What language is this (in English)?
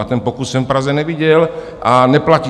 Czech